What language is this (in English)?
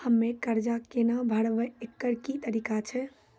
Maithili